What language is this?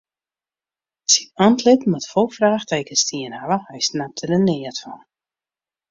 Western Frisian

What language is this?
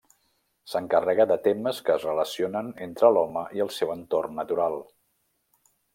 Catalan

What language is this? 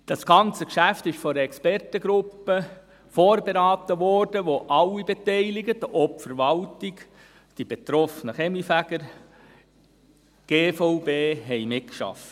Swiss German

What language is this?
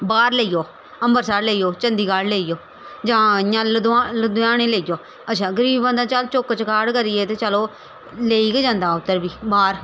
Dogri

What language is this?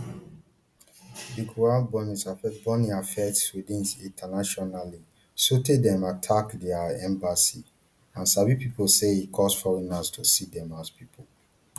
Nigerian Pidgin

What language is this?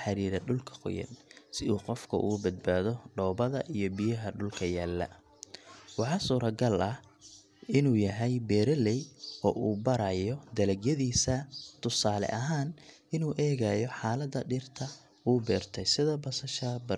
Somali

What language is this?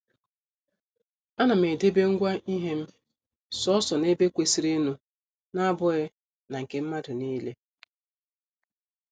Igbo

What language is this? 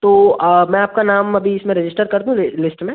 Hindi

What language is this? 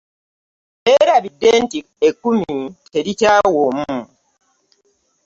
Ganda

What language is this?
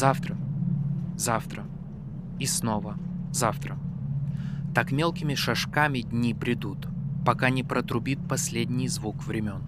Ukrainian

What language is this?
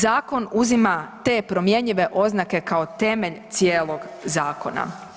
Croatian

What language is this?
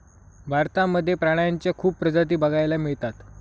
Marathi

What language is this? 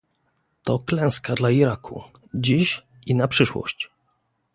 Polish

